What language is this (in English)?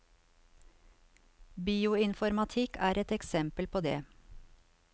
Norwegian